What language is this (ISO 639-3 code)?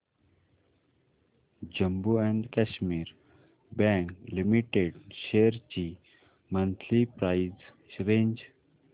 mar